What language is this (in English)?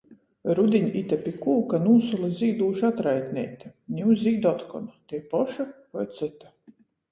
Latgalian